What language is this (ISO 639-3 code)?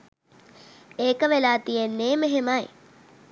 sin